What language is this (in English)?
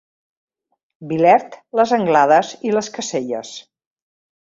Catalan